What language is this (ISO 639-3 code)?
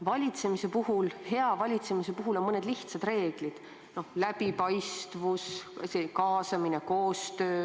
est